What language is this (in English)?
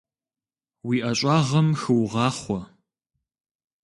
Kabardian